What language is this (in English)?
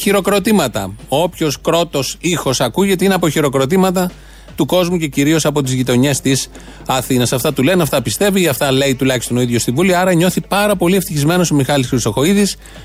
Greek